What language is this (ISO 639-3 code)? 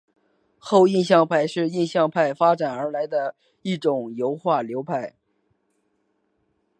zho